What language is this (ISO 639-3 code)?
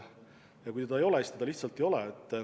est